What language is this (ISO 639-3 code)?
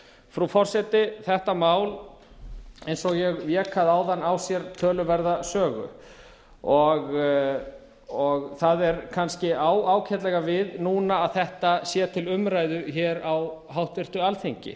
isl